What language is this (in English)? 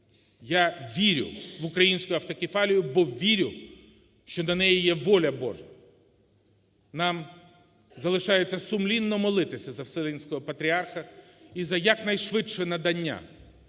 Ukrainian